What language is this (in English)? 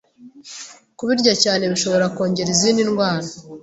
Kinyarwanda